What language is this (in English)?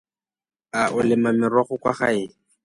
Tswana